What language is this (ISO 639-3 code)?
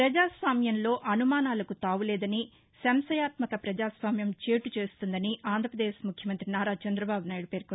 tel